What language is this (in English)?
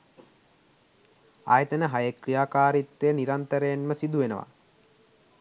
Sinhala